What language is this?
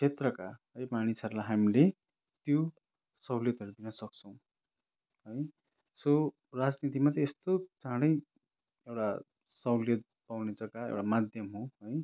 Nepali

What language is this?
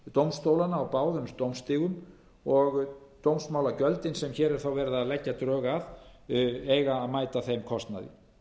Icelandic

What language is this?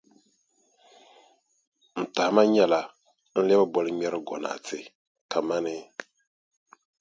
Dagbani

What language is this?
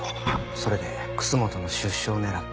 Japanese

